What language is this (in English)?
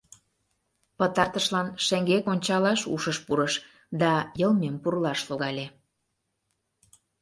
Mari